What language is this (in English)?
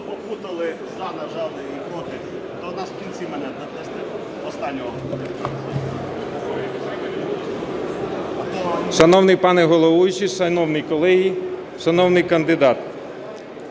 Ukrainian